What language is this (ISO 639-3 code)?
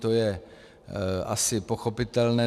ces